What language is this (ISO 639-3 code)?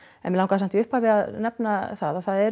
isl